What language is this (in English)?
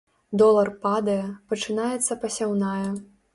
Belarusian